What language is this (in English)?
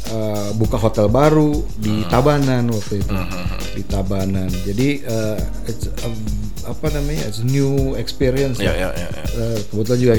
Indonesian